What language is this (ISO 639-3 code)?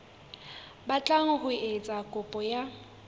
sot